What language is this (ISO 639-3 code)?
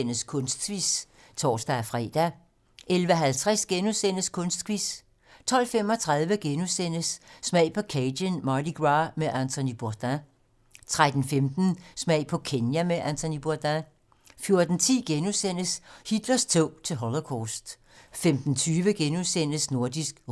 dan